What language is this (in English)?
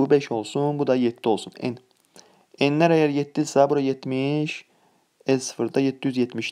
Turkish